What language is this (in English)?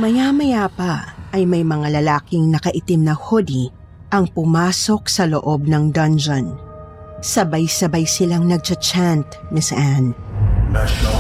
Filipino